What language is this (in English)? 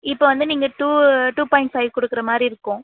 Tamil